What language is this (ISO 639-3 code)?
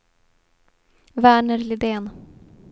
swe